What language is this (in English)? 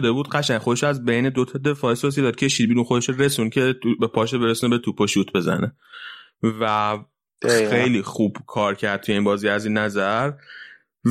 Persian